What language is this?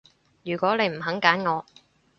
Cantonese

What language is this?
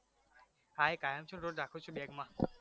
Gujarati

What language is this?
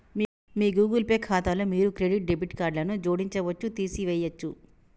Telugu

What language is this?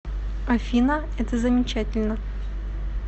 Russian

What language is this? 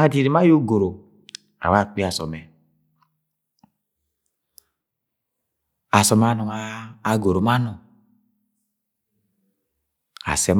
Agwagwune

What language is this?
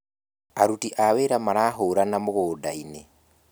Kikuyu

